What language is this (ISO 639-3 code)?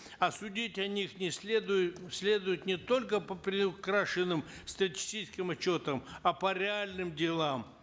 kaz